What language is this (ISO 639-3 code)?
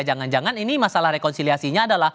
ind